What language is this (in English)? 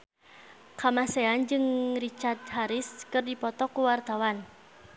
Sundanese